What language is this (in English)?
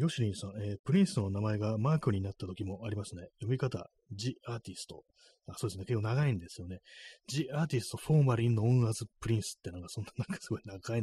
Japanese